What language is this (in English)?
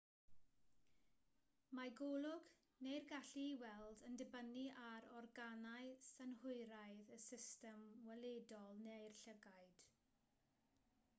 Welsh